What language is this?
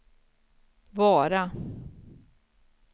Swedish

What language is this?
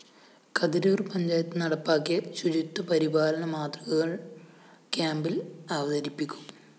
Malayalam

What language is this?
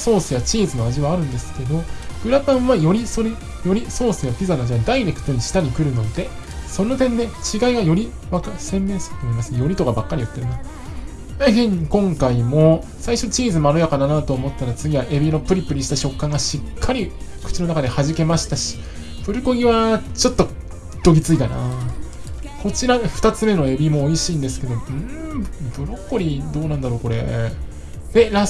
Japanese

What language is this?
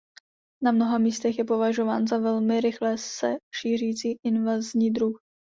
Czech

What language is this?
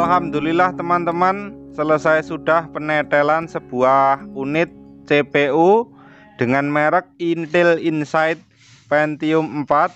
Indonesian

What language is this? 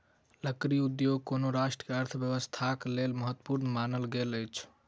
Maithili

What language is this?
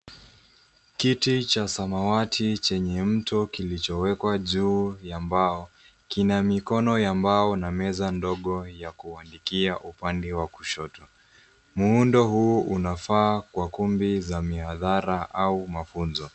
Swahili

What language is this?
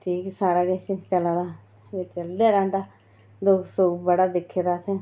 Dogri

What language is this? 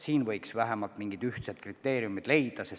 Estonian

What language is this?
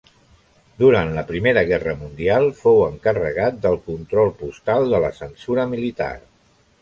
Catalan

